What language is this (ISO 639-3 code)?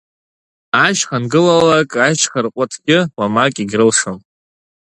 abk